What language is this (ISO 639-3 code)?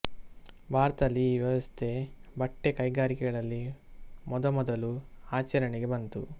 kan